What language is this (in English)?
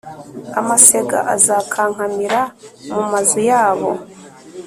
Kinyarwanda